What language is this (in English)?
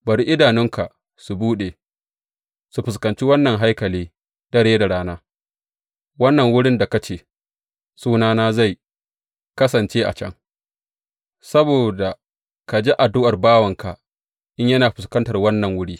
Hausa